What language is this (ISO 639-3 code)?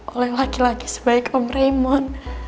ind